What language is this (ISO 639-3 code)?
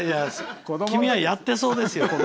jpn